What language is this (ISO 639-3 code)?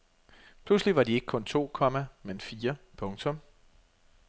dan